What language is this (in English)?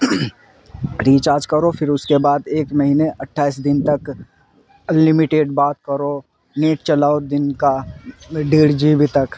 Urdu